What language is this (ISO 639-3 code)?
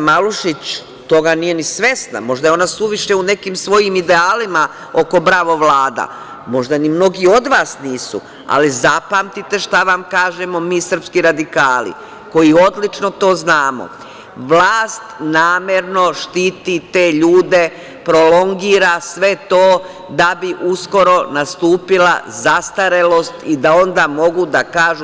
srp